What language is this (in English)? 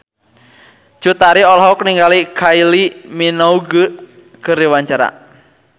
Sundanese